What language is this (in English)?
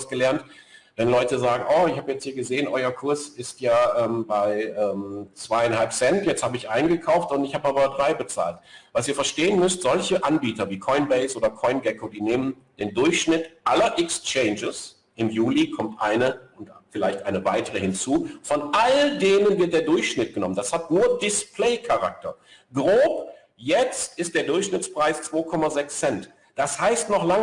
German